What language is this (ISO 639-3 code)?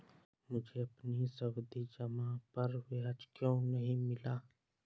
hin